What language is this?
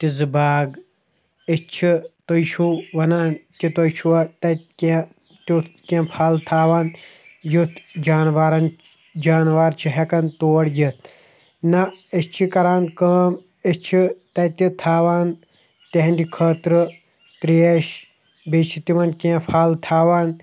Kashmiri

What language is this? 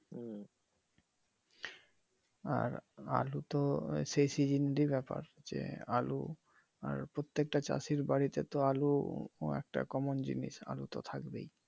Bangla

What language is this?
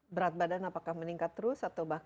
Indonesian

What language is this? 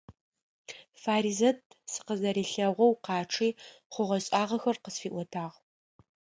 Adyghe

